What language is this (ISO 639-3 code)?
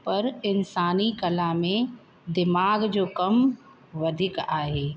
snd